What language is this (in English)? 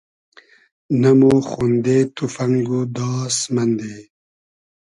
Hazaragi